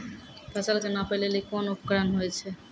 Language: Maithili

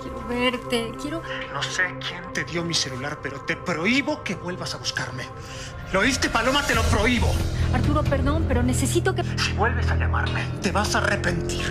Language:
Spanish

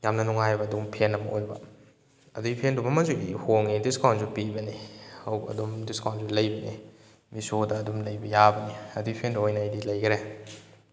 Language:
Manipuri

